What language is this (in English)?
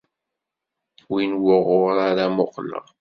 Kabyle